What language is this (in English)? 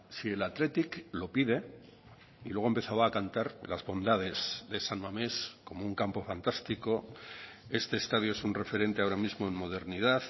Spanish